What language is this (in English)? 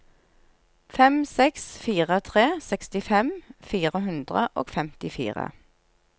Norwegian